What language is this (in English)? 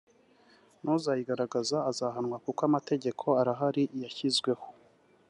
Kinyarwanda